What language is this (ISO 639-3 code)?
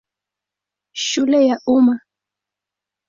swa